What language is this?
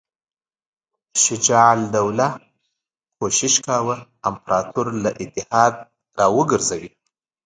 Pashto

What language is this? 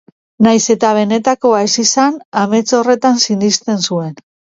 Basque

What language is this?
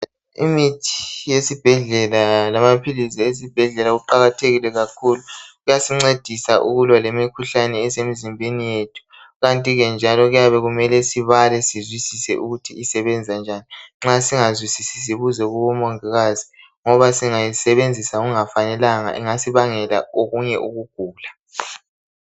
North Ndebele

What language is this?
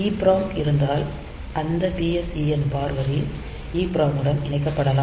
Tamil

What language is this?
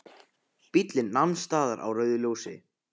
Icelandic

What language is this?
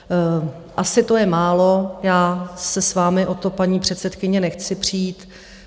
Czech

